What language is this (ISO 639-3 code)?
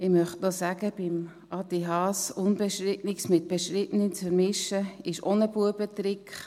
gsw